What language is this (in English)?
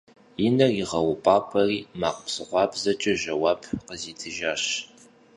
Kabardian